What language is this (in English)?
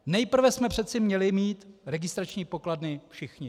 Czech